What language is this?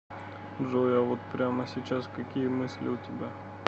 Russian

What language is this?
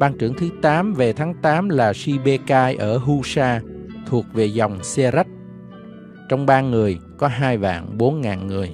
Vietnamese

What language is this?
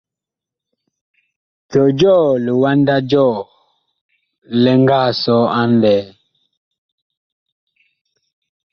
Bakoko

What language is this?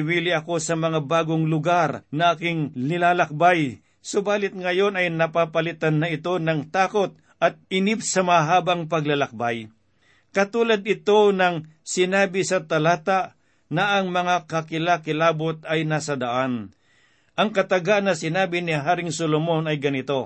Filipino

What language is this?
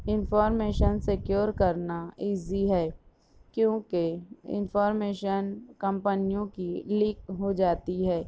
Urdu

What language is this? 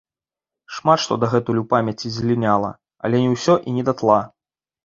Belarusian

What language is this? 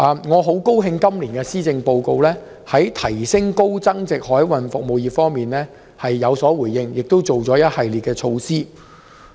Cantonese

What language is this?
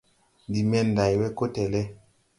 Tupuri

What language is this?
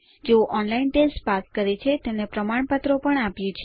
Gujarati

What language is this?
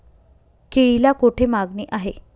Marathi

